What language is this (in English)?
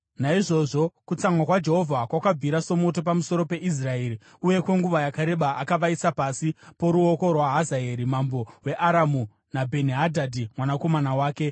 Shona